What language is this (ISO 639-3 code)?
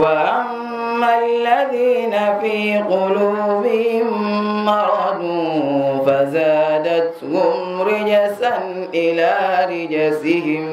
ara